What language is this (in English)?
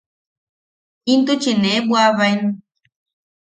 Yaqui